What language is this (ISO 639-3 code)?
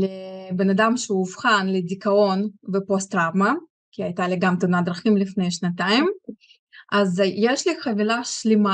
heb